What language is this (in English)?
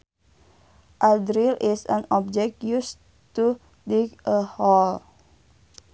Sundanese